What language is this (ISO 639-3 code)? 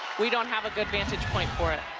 eng